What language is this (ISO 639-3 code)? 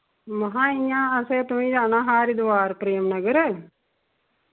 doi